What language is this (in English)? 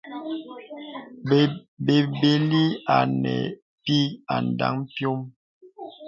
Bebele